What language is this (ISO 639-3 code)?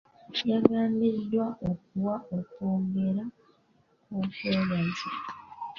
lug